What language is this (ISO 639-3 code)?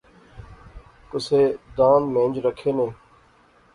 phr